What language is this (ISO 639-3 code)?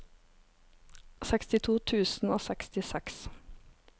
nor